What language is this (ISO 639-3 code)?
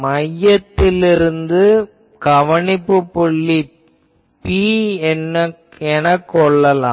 tam